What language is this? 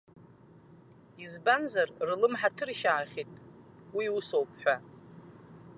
Abkhazian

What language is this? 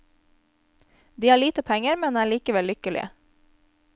Norwegian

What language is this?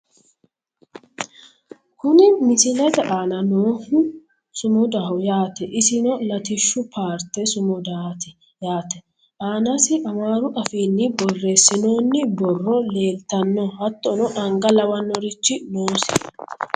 Sidamo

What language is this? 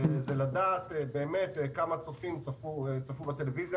Hebrew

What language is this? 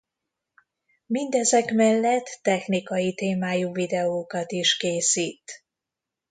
Hungarian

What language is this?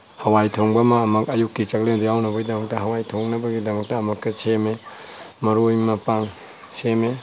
Manipuri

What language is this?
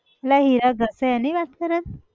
Gujarati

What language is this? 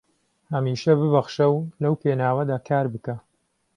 Central Kurdish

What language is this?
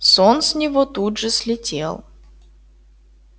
Russian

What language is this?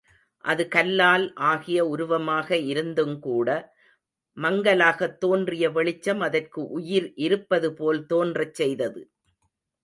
Tamil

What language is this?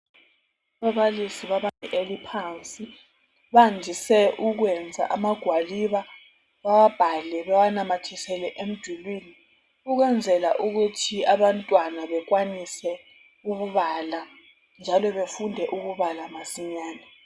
North Ndebele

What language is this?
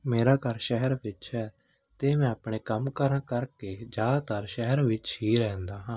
Punjabi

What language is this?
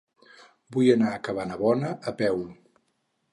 Catalan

